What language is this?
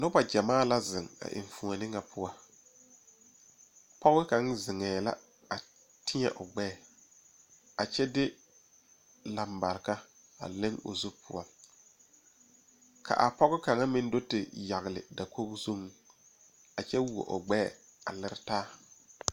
Southern Dagaare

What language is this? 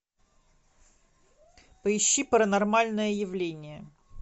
Russian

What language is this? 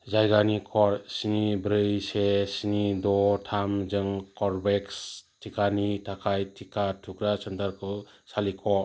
Bodo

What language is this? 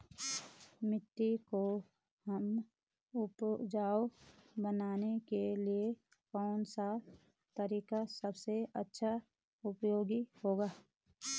Hindi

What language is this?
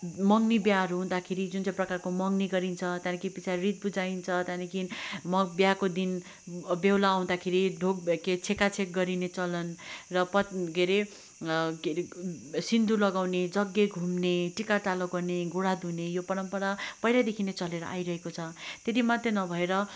Nepali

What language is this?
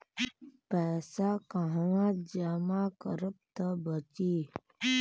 Bhojpuri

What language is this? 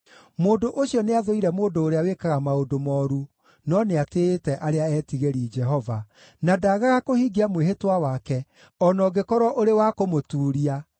Kikuyu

